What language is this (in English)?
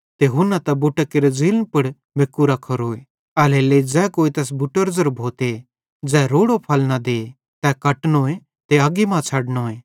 Bhadrawahi